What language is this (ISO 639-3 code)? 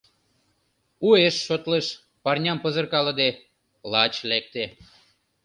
chm